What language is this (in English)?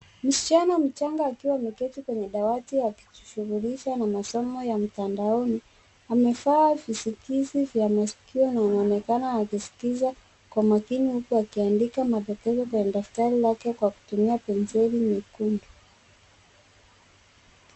Swahili